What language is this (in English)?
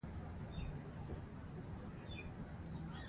Pashto